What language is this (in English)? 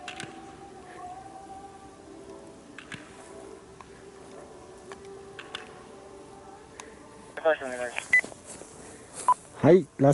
Japanese